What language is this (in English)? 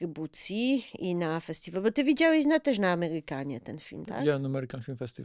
Polish